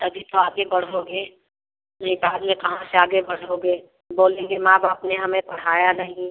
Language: Hindi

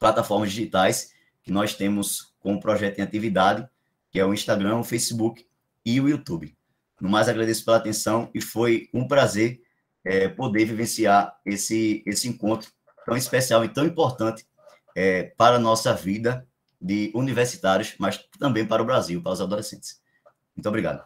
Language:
Portuguese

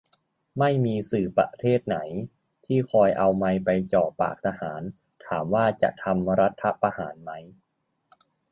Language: Thai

